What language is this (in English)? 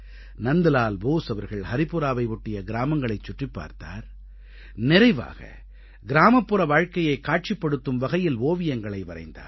Tamil